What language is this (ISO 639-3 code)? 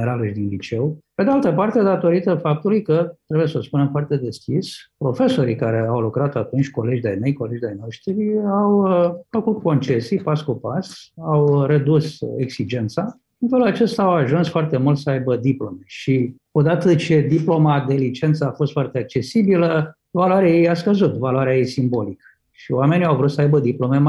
ron